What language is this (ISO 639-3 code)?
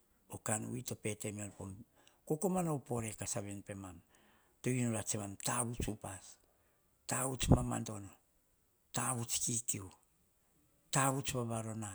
hah